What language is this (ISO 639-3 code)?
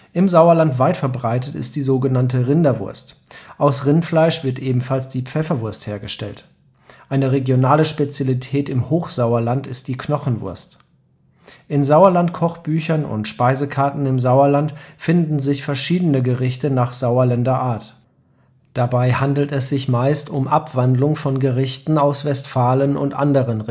deu